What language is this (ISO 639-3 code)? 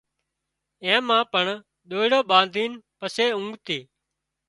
kxp